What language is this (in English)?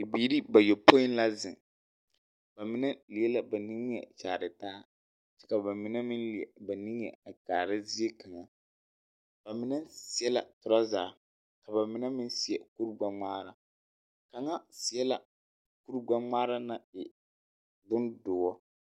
Southern Dagaare